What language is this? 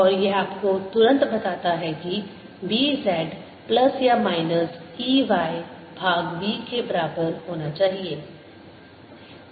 Hindi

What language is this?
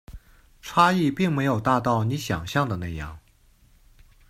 Chinese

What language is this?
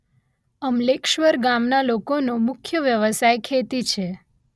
Gujarati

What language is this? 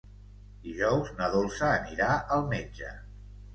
Catalan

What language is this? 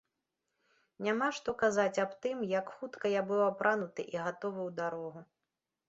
Belarusian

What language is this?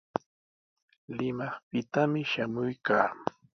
Sihuas Ancash Quechua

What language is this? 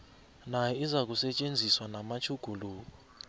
South Ndebele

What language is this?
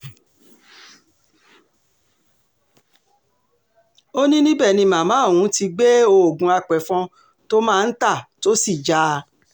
Yoruba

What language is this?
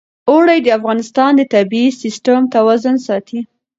Pashto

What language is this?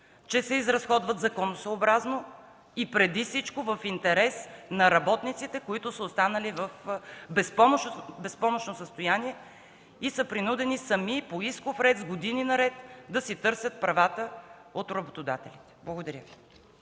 Bulgarian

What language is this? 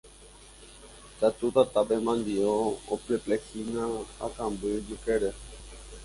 Guarani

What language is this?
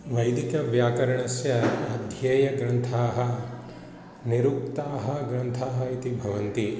Sanskrit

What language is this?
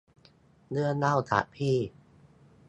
Thai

